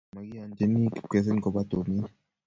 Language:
Kalenjin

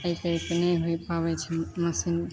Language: Maithili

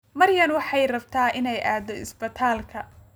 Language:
Somali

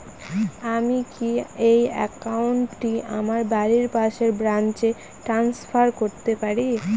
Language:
Bangla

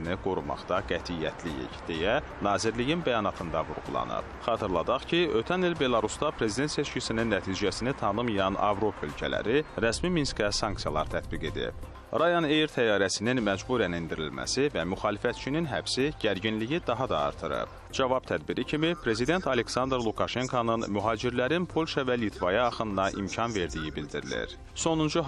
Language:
Turkish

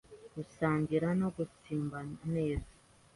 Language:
Kinyarwanda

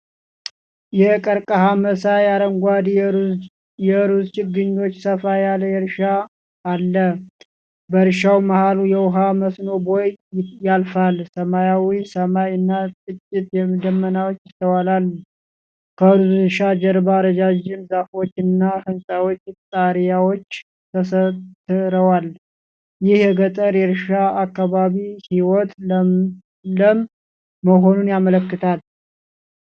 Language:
Amharic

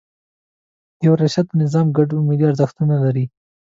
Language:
Pashto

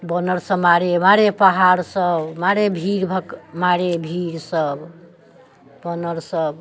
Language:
Maithili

